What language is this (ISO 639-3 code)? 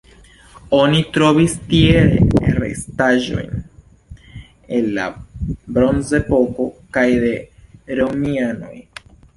epo